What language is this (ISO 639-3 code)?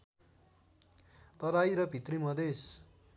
nep